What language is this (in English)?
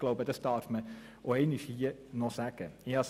Swiss German